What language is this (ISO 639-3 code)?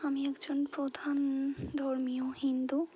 ben